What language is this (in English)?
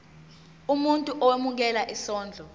Zulu